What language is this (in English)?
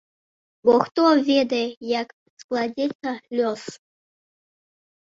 Belarusian